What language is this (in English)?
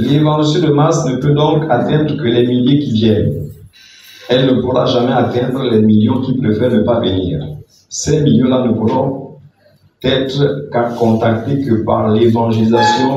French